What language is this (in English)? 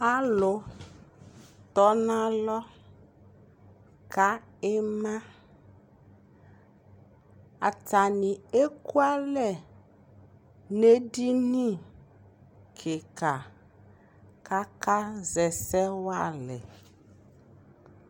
Ikposo